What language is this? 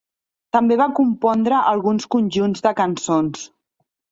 Catalan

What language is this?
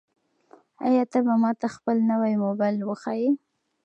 Pashto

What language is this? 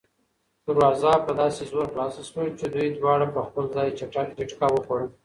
Pashto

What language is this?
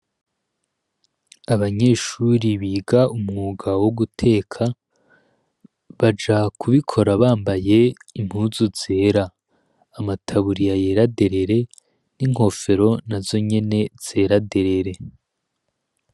Rundi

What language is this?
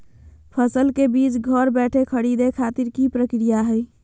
Magahi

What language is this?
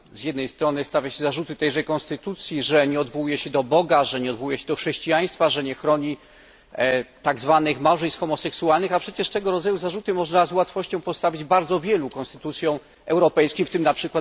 Polish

